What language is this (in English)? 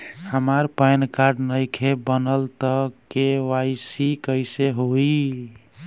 Bhojpuri